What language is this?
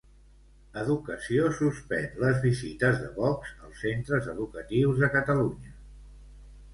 Catalan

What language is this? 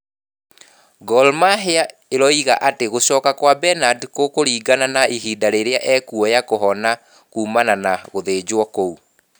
Kikuyu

